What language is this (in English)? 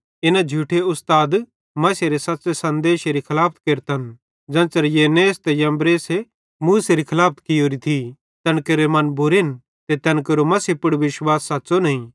Bhadrawahi